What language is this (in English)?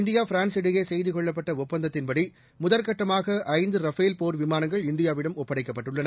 Tamil